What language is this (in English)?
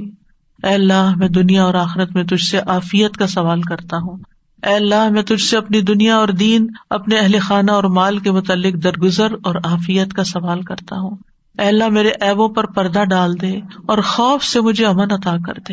Urdu